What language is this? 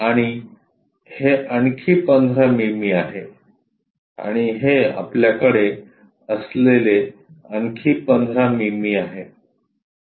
Marathi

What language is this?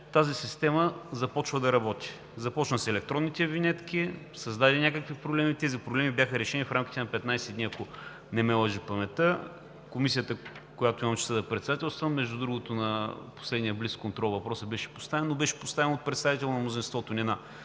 Bulgarian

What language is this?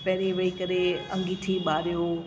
Sindhi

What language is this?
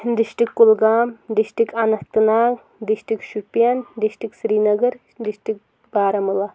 Kashmiri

